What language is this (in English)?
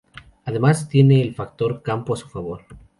Spanish